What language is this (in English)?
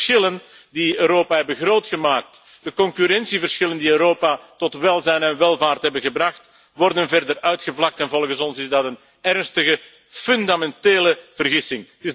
Dutch